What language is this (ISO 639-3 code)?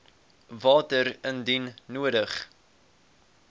afr